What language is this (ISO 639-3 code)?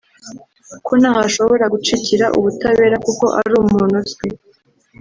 kin